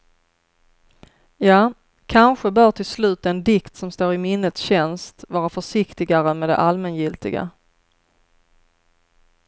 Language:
Swedish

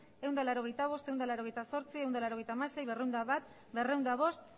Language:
Basque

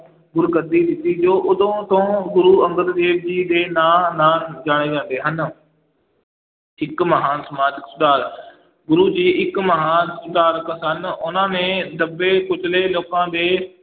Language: Punjabi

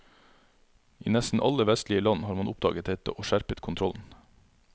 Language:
Norwegian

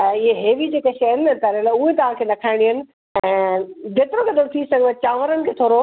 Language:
Sindhi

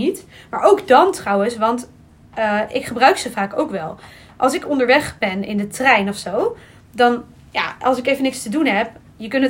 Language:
Dutch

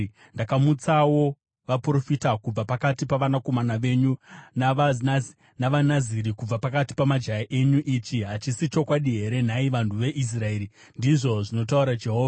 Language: Shona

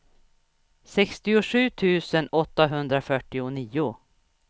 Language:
Swedish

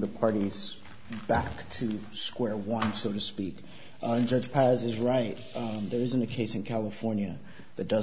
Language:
English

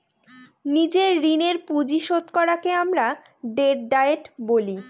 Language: Bangla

